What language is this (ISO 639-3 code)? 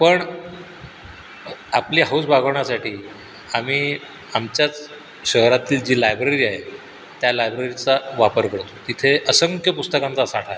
mar